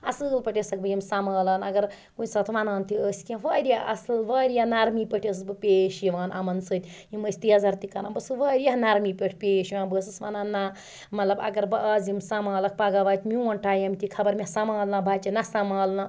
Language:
Kashmiri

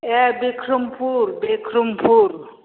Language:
Bodo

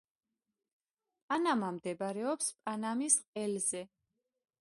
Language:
Georgian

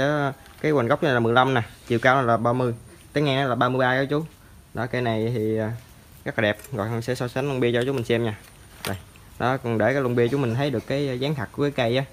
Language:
Vietnamese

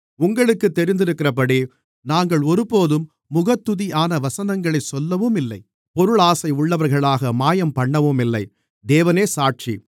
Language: Tamil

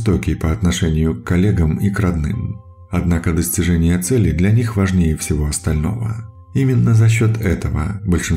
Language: Russian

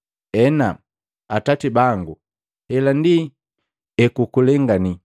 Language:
Matengo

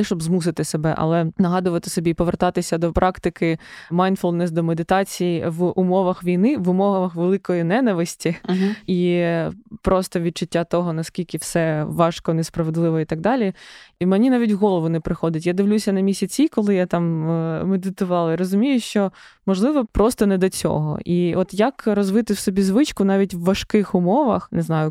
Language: Ukrainian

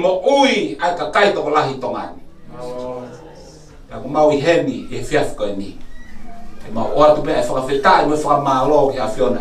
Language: Spanish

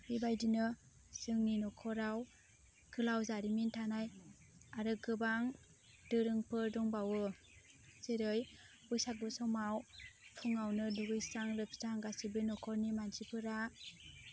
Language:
Bodo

